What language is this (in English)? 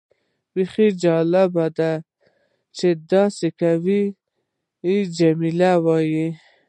Pashto